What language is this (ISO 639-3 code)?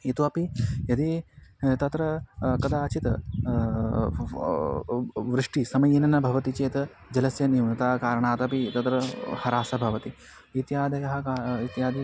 san